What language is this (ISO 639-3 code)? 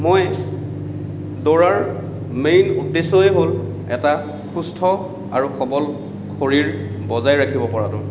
asm